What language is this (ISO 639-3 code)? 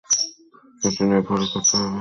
ben